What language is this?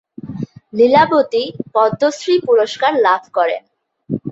Bangla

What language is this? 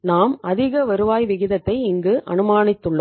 Tamil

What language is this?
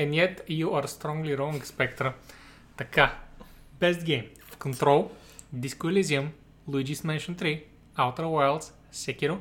Bulgarian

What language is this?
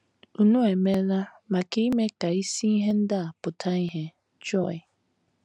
Igbo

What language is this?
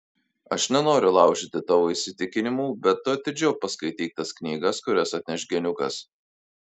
Lithuanian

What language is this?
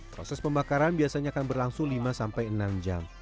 Indonesian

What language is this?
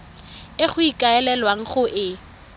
Tswana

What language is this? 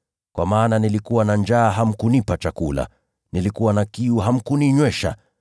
Swahili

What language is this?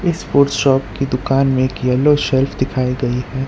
Hindi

